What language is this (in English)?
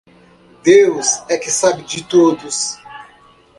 Portuguese